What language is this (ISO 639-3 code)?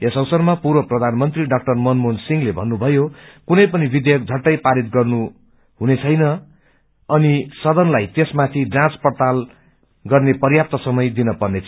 nep